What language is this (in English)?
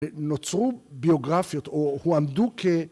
Hebrew